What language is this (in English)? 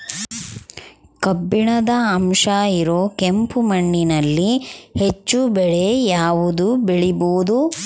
Kannada